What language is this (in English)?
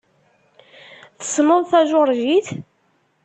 Kabyle